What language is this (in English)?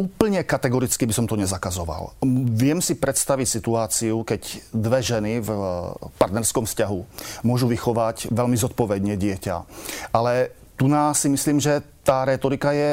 Slovak